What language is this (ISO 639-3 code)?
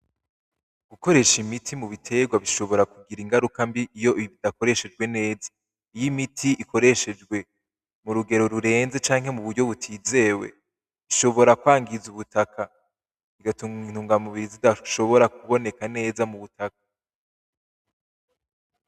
run